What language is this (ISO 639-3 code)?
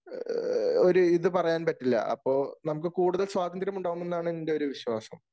mal